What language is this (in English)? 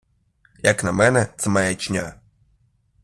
Ukrainian